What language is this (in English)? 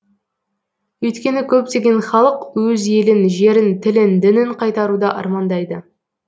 Kazakh